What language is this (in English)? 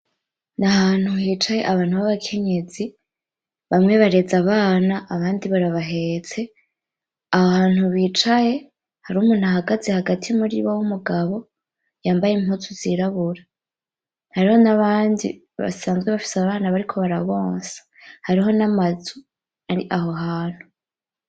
Rundi